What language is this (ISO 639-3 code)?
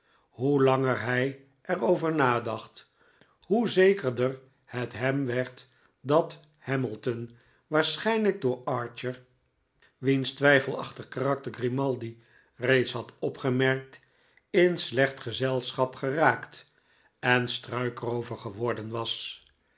nld